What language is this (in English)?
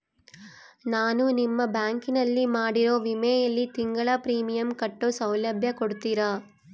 Kannada